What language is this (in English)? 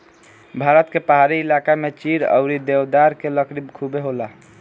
Bhojpuri